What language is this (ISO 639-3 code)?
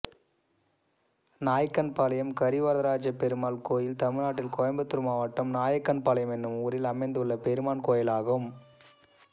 tam